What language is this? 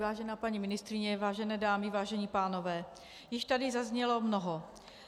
Czech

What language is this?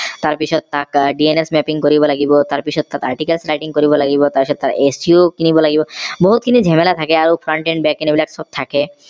Assamese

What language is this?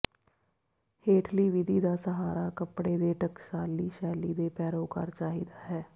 Punjabi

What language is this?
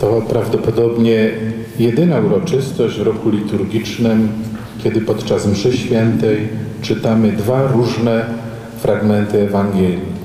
Polish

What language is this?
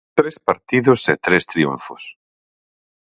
Galician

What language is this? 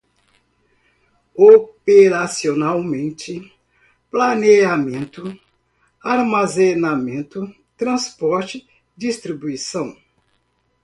Portuguese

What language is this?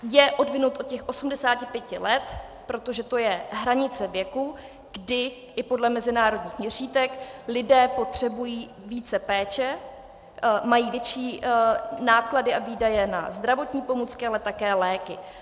Czech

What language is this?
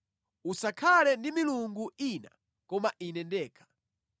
Nyanja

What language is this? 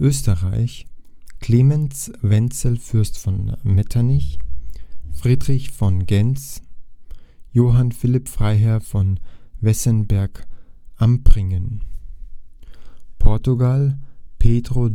German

